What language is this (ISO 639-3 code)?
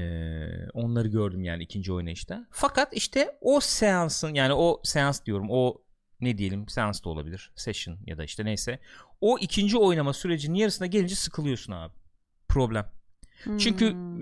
tur